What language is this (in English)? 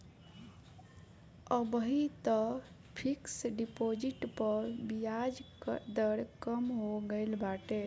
Bhojpuri